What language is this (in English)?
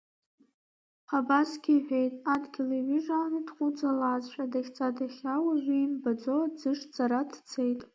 Abkhazian